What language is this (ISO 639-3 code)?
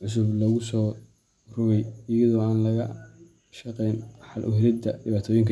som